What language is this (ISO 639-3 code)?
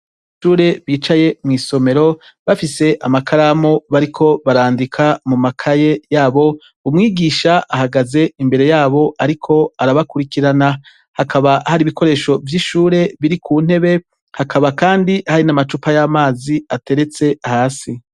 run